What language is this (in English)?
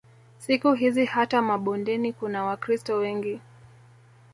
Swahili